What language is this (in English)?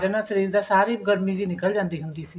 Punjabi